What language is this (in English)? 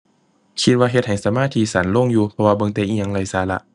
Thai